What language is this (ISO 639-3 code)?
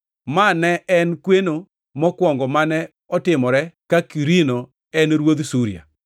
luo